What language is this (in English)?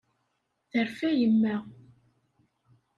Kabyle